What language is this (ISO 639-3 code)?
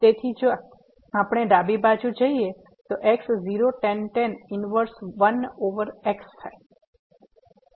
guj